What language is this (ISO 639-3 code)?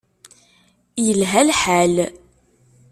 kab